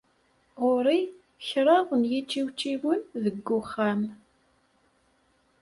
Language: Kabyle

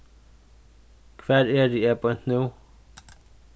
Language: Faroese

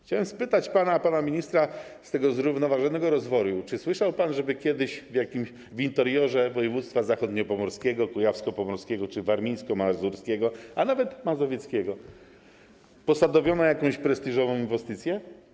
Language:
Polish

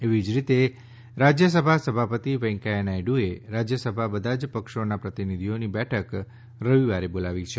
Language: Gujarati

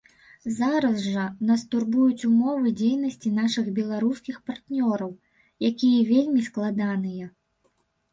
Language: Belarusian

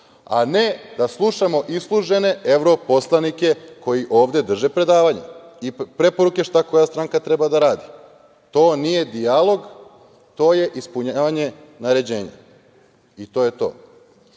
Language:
Serbian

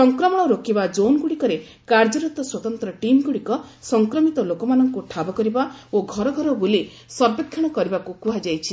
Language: Odia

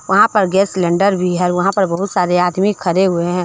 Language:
Hindi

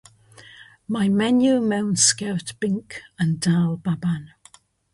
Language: Welsh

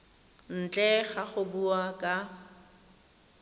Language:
Tswana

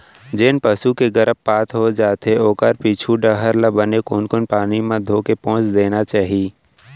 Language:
Chhattisgarhi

